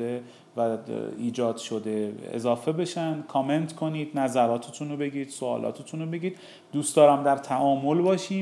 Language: Persian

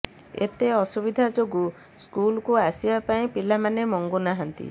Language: Odia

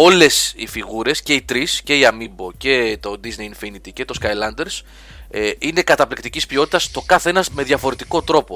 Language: Greek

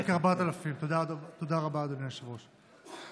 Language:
Hebrew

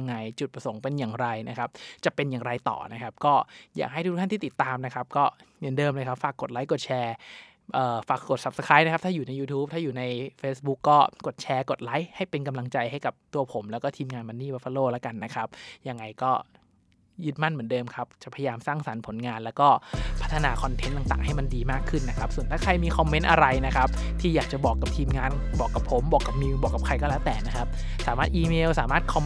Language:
Thai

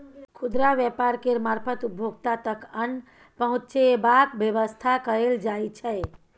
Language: Maithili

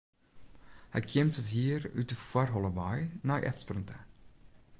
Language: Western Frisian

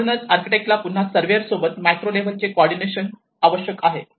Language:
Marathi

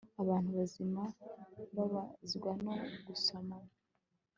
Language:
Kinyarwanda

